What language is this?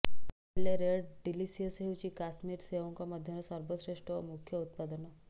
Odia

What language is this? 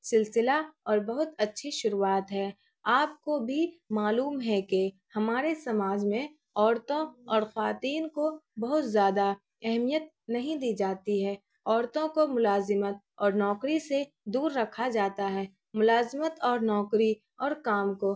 Urdu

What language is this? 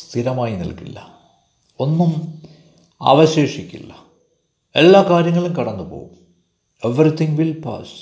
Malayalam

